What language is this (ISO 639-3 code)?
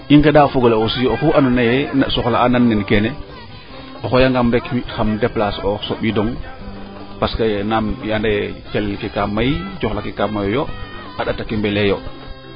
srr